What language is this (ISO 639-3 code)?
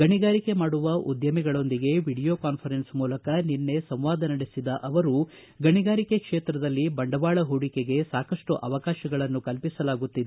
kan